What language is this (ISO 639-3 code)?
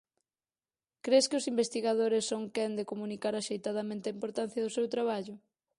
glg